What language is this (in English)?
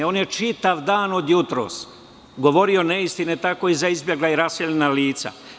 Serbian